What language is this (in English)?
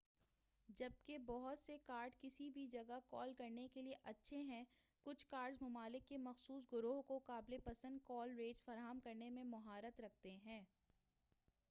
Urdu